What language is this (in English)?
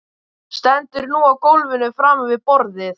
Icelandic